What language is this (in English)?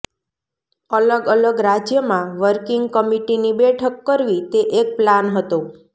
Gujarati